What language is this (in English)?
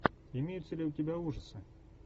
Russian